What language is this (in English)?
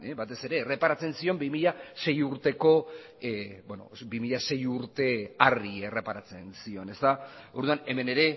Basque